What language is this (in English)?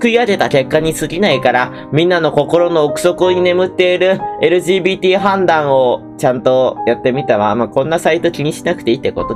Japanese